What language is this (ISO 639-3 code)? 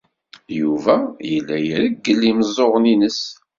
kab